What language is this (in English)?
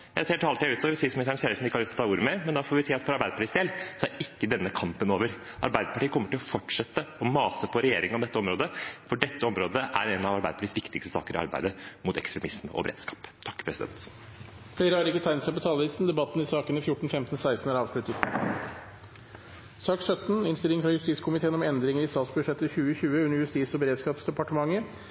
Norwegian Bokmål